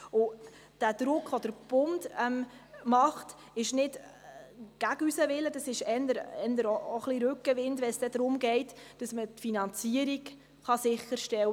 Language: Swiss German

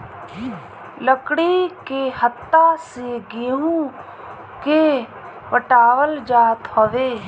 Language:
Bhojpuri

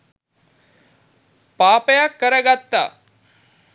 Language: Sinhala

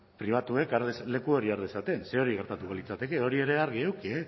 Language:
Basque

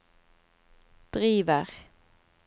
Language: Norwegian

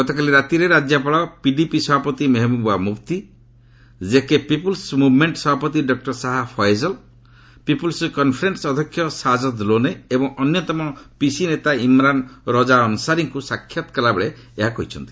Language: Odia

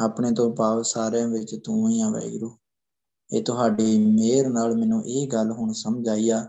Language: Punjabi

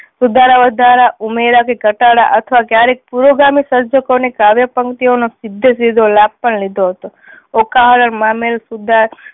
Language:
Gujarati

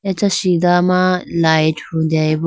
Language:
Idu-Mishmi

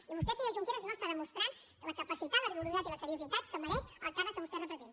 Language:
Catalan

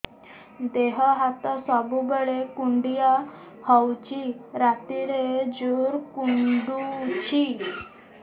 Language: Odia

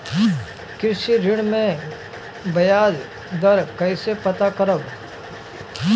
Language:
Bhojpuri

